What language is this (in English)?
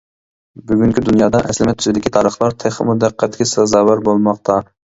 Uyghur